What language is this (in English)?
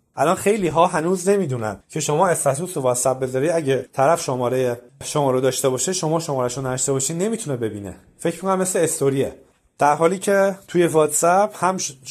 Persian